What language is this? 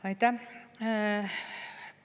Estonian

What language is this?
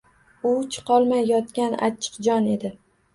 Uzbek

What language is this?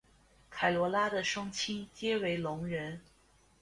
Chinese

